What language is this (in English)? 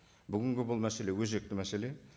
Kazakh